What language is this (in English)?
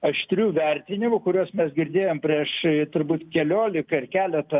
Lithuanian